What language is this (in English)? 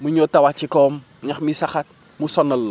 Wolof